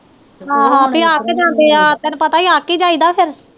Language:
Punjabi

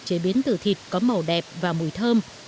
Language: Vietnamese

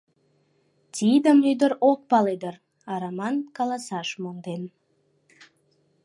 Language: Mari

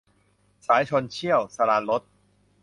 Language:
Thai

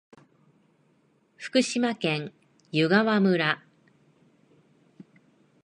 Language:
Japanese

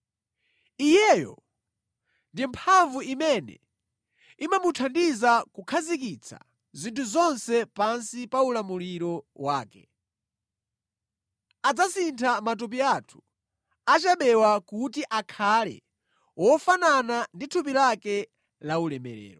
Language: Nyanja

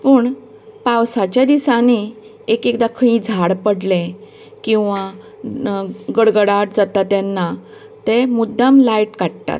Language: Konkani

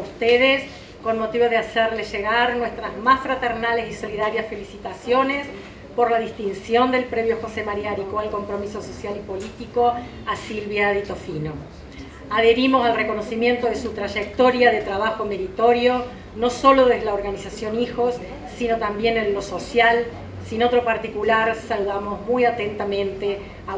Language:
Spanish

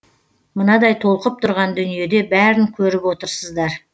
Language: Kazakh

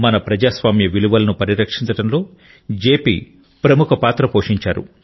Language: Telugu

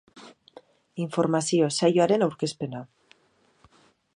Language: Basque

